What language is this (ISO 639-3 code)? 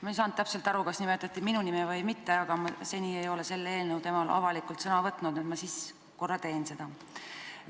est